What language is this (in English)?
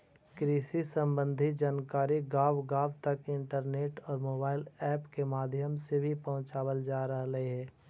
Magahi